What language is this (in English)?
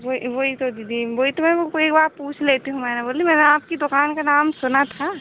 Hindi